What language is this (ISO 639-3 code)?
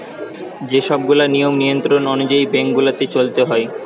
ben